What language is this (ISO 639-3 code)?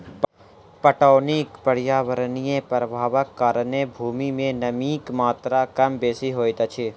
mai